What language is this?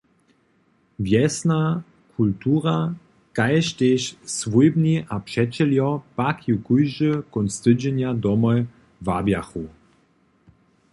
Upper Sorbian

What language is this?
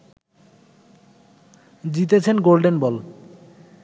Bangla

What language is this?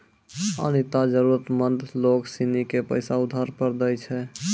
Maithili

